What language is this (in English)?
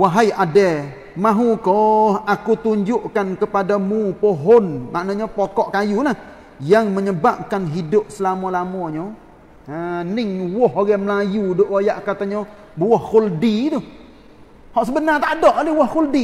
Malay